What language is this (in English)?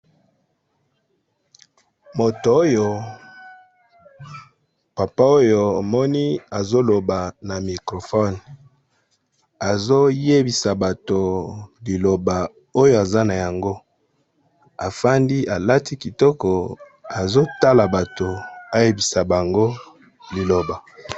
Lingala